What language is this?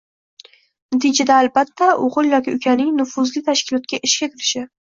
Uzbek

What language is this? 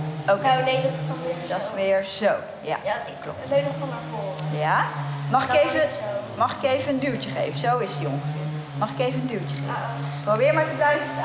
Dutch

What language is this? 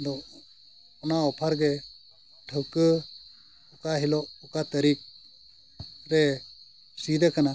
Santali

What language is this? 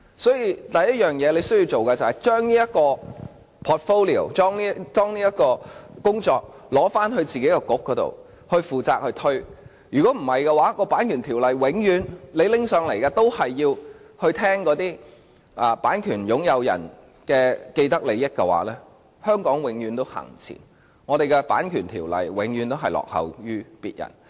Cantonese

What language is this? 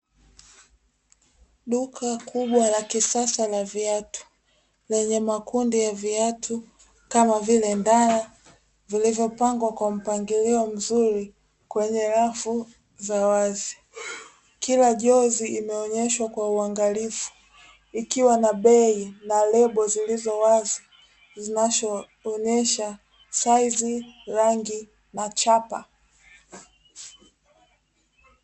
Swahili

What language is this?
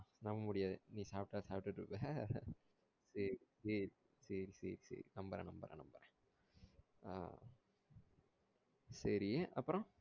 Tamil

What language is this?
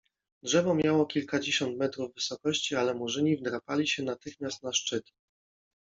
Polish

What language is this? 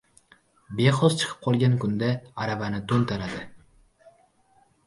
Uzbek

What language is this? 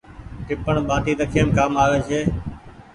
Goaria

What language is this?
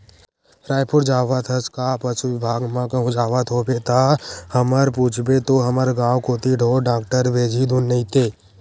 Chhattisgarhi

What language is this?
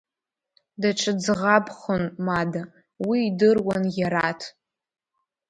Abkhazian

